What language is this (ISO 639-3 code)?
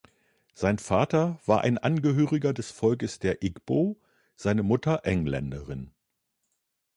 deu